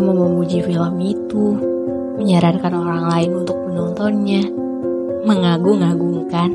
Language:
Indonesian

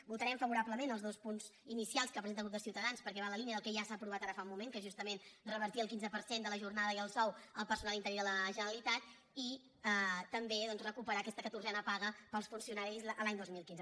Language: Catalan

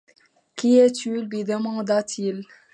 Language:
French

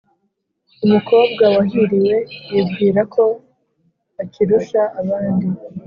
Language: Kinyarwanda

